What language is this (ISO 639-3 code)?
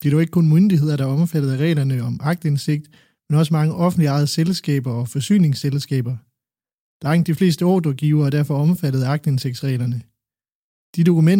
dan